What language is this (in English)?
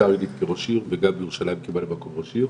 Hebrew